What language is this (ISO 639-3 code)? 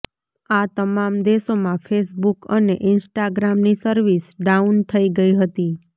guj